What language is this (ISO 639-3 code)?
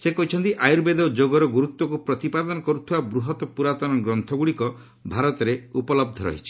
ori